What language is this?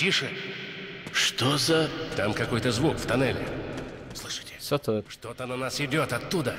Polish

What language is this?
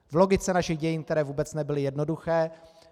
Czech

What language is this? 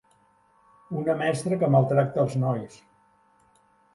Catalan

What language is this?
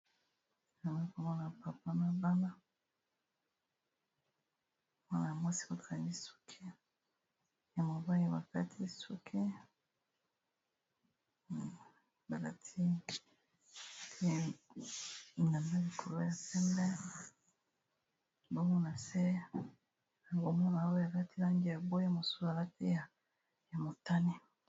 Lingala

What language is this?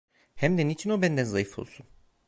Turkish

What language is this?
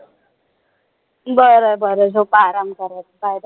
Marathi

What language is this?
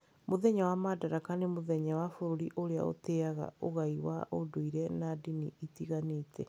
Kikuyu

